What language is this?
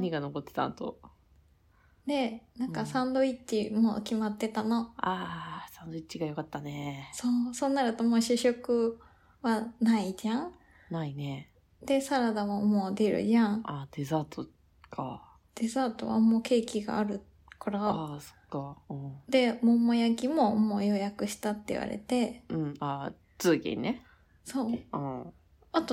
Japanese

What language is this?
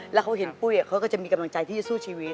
Thai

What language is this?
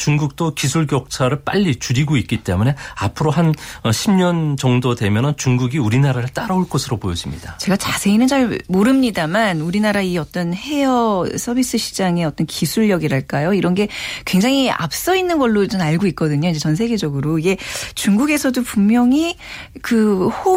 Korean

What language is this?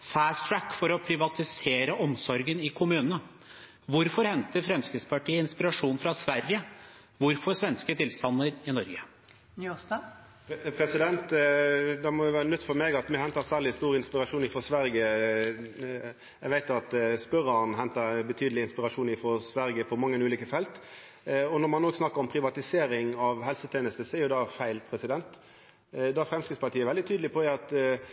Norwegian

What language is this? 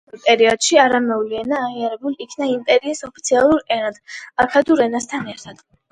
Georgian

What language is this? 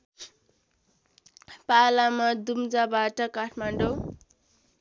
Nepali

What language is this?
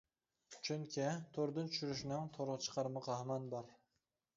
Uyghur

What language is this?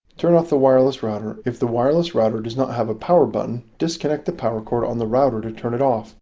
English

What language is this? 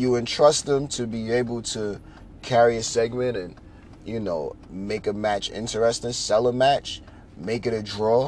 English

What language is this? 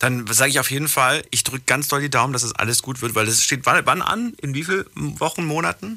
German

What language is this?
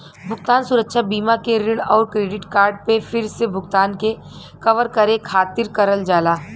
Bhojpuri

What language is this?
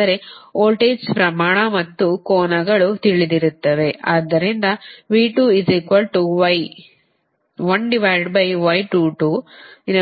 Kannada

